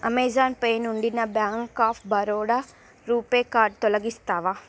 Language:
Telugu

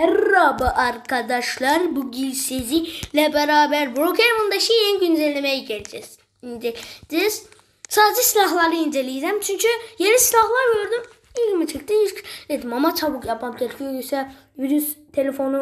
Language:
Turkish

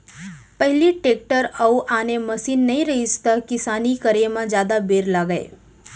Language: Chhattisgarhi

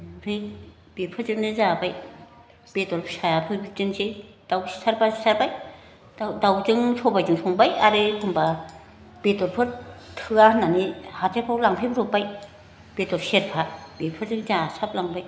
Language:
Bodo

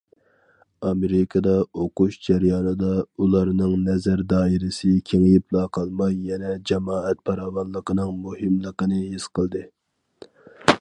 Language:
Uyghur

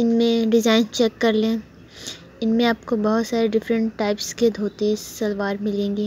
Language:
Hindi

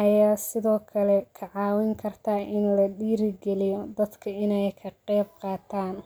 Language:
Somali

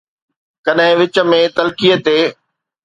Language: Sindhi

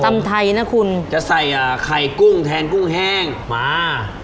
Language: Thai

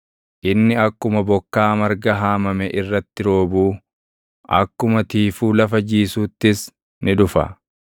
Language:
Oromo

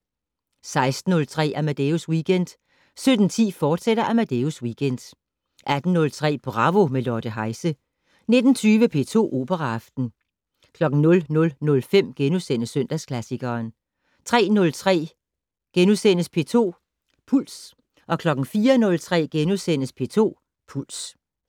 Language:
Danish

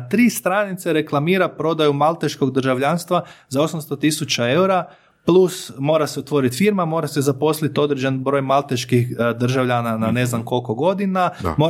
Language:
Croatian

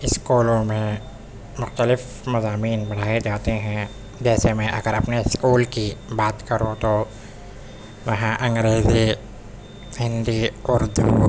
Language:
Urdu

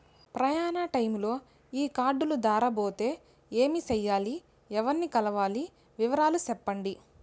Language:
Telugu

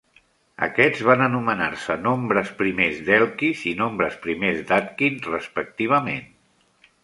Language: Catalan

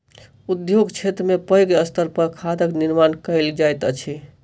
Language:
Maithili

